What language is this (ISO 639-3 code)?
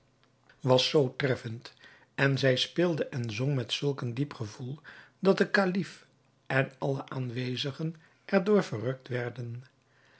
nld